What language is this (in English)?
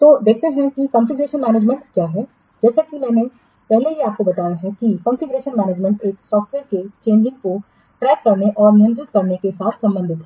Hindi